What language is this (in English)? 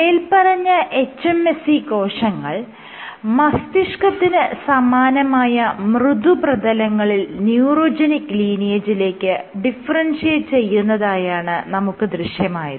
Malayalam